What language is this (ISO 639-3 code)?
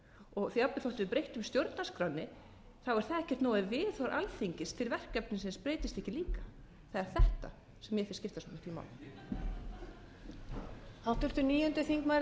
isl